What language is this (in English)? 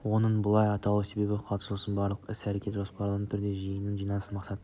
Kazakh